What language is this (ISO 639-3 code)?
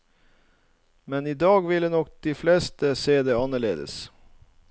nor